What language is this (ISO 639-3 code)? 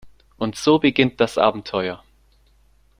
deu